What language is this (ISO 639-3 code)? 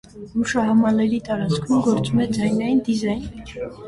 hye